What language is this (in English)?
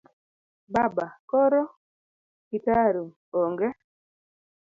Luo (Kenya and Tanzania)